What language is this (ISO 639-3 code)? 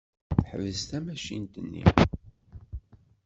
kab